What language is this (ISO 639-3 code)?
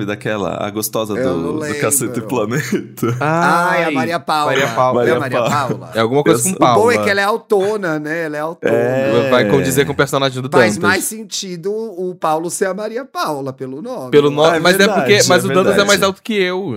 por